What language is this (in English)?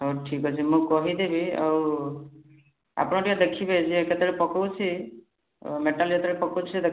Odia